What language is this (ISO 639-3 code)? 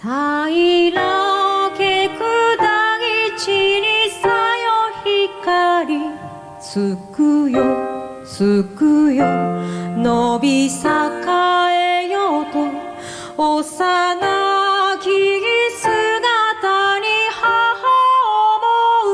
jpn